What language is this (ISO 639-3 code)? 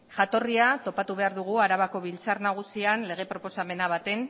eus